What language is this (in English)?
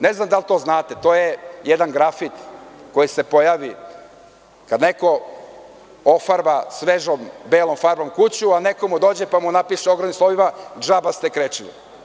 Serbian